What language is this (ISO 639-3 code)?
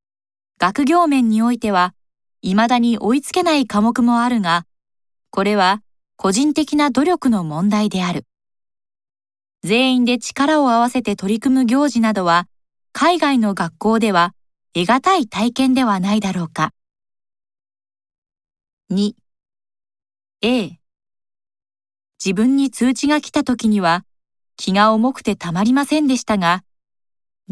jpn